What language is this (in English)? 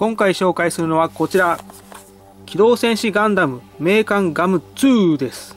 Japanese